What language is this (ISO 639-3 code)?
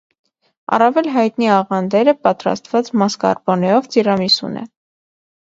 hye